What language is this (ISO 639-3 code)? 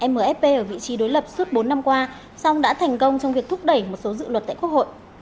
vie